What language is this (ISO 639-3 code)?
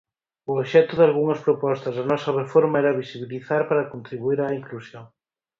glg